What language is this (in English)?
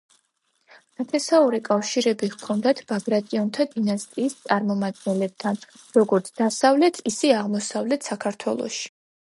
Georgian